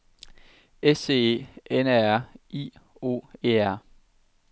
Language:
Danish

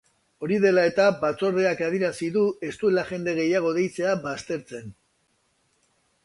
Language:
Basque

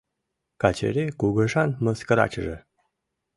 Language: Mari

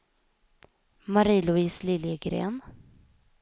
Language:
Swedish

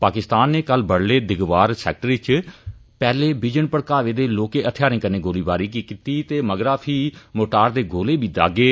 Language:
Dogri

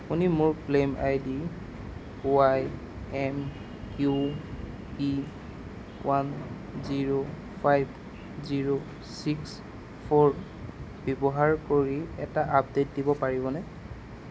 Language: Assamese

